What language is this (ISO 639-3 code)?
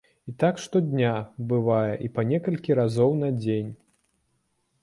bel